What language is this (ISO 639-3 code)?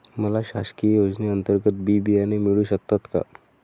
mar